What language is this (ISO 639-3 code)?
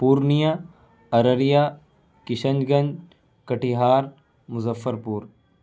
urd